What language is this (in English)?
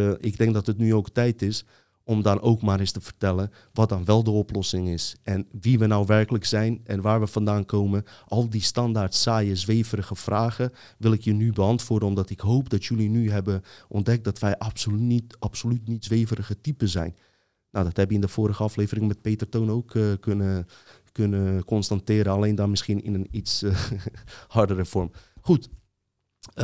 Dutch